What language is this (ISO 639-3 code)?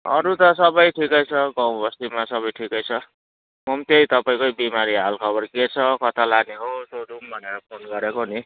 nep